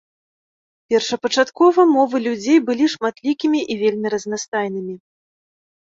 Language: Belarusian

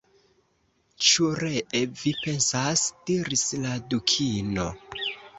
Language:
Esperanto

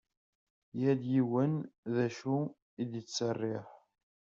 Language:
Kabyle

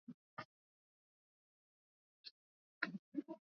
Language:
Swahili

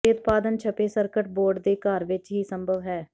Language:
Punjabi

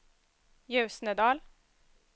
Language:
Swedish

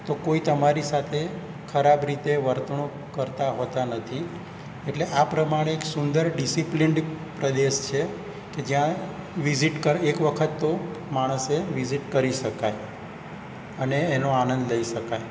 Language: Gujarati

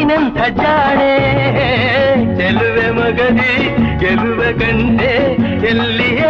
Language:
Kannada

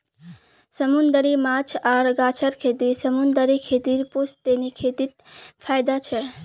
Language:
Magahi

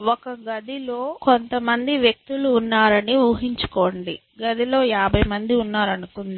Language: Telugu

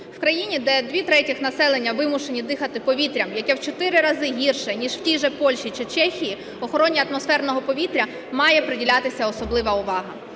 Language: Ukrainian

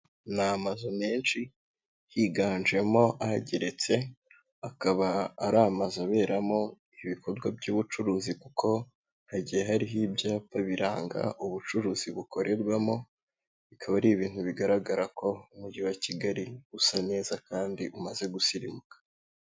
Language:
Kinyarwanda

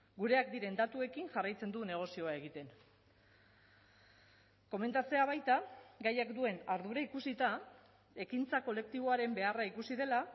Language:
Basque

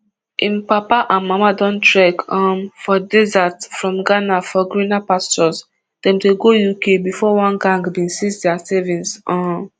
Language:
Nigerian Pidgin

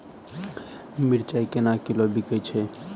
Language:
Maithili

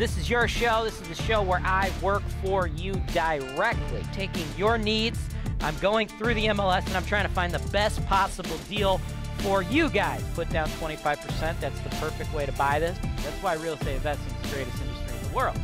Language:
English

